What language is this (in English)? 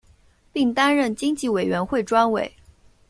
Chinese